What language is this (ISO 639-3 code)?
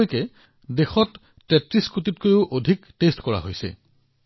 asm